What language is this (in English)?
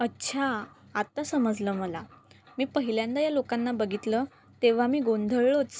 Marathi